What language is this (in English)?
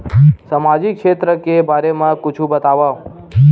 Chhattisgarhi